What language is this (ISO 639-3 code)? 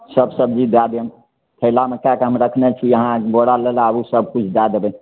mai